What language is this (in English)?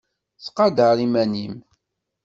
Kabyle